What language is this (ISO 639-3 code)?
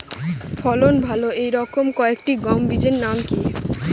ben